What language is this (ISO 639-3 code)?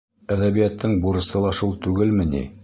bak